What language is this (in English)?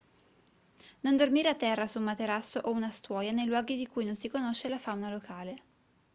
Italian